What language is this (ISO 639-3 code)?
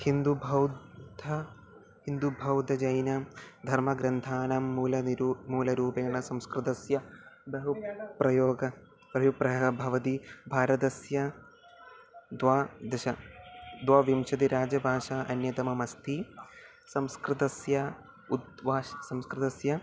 san